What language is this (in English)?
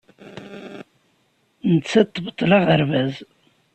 Kabyle